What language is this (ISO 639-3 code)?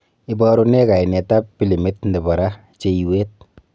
kln